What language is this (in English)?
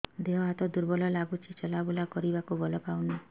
Odia